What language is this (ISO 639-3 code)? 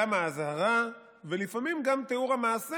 heb